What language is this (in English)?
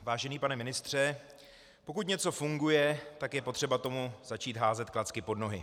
Czech